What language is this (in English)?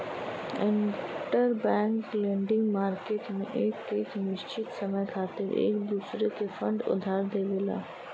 Bhojpuri